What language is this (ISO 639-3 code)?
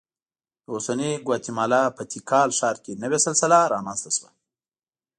pus